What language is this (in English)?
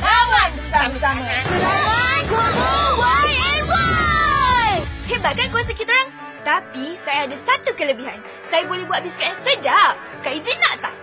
Malay